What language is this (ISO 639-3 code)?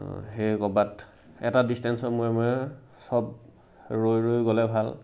asm